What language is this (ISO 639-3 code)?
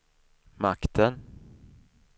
swe